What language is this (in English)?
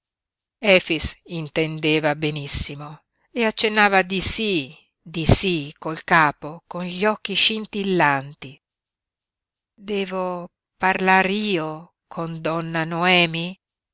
Italian